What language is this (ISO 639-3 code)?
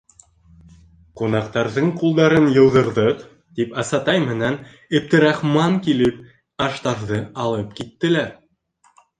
bak